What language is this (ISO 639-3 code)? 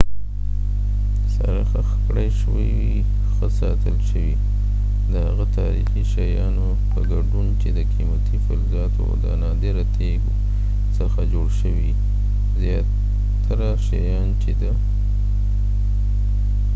pus